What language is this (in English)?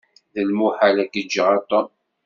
Kabyle